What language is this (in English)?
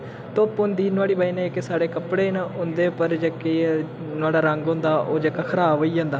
Dogri